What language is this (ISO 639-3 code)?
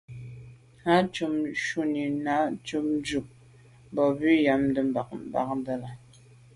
byv